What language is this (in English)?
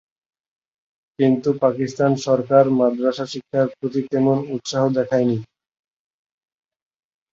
Bangla